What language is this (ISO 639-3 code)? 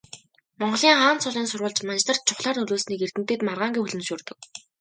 mon